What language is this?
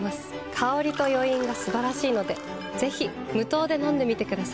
Japanese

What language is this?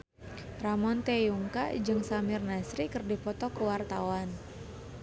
Sundanese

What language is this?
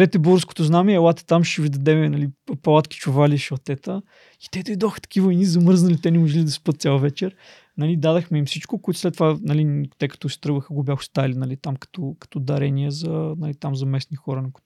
Bulgarian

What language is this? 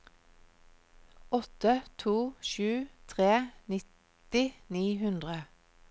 Norwegian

